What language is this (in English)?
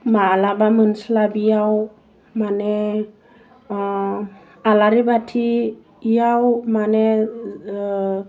Bodo